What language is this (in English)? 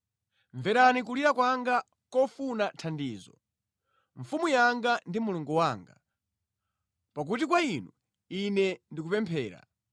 Nyanja